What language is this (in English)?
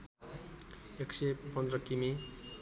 Nepali